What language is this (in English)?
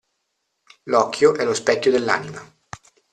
Italian